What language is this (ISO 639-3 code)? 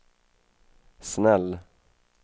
swe